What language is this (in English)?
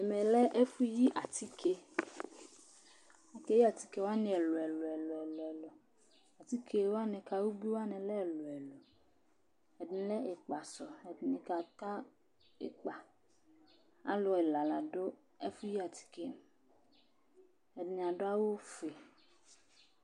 Ikposo